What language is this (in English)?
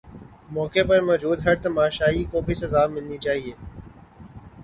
Urdu